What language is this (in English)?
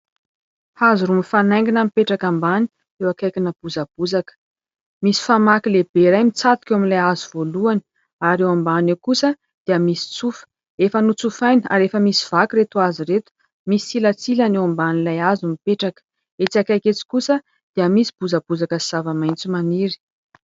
Malagasy